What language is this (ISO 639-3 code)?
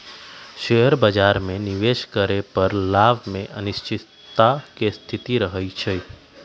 mag